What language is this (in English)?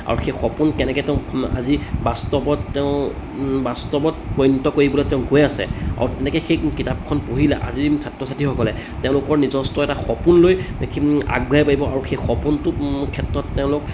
Assamese